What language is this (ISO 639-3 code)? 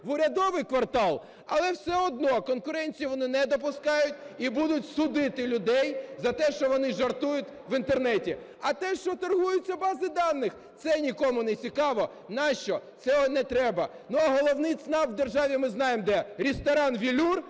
ukr